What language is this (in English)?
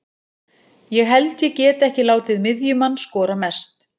Icelandic